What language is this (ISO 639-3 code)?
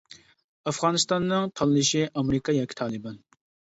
uig